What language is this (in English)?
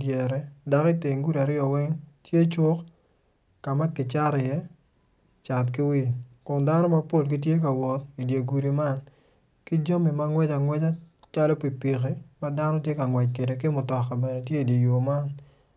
Acoli